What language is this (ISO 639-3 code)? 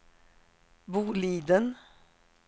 swe